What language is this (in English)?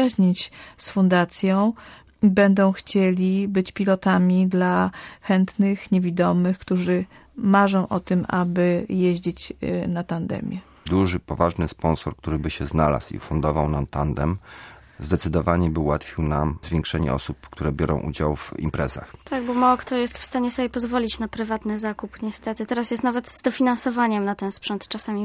Polish